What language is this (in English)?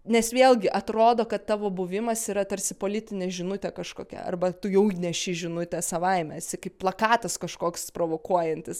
Lithuanian